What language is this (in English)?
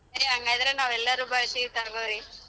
Kannada